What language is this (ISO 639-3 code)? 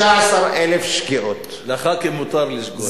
heb